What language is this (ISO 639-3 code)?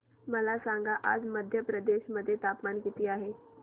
mar